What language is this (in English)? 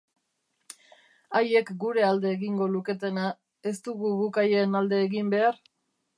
Basque